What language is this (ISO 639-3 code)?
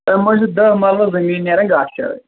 kas